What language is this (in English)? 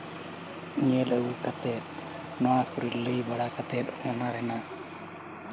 Santali